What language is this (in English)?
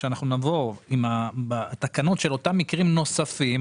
Hebrew